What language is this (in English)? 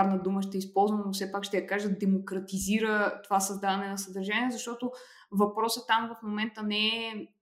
Bulgarian